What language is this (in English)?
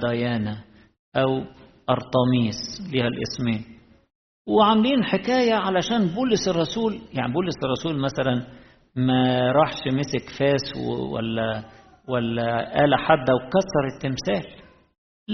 Arabic